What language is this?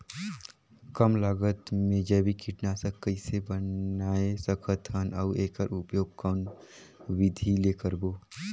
Chhattisgarhi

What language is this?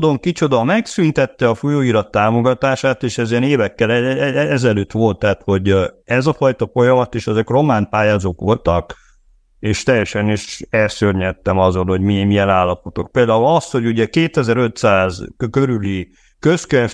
Hungarian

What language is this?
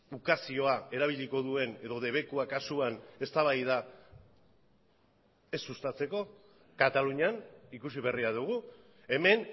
Basque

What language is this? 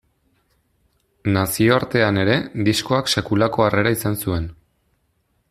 Basque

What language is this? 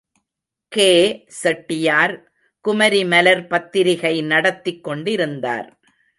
Tamil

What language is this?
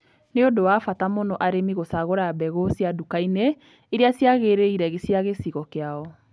Kikuyu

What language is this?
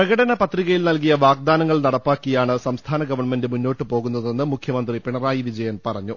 Malayalam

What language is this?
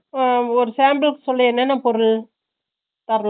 Tamil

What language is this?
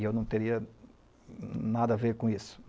Portuguese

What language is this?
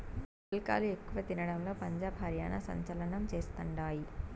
Telugu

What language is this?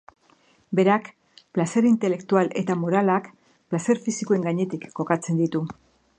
Basque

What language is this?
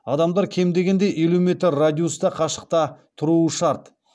Kazakh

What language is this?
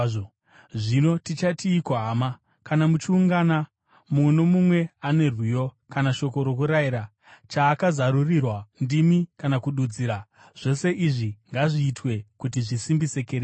Shona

